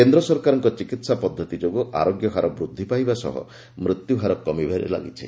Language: Odia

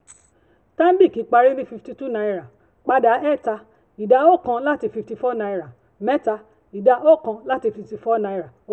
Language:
Yoruba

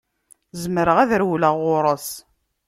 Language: Kabyle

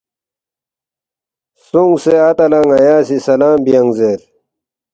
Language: Balti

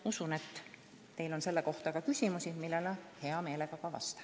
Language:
Estonian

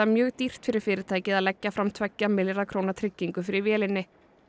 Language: Icelandic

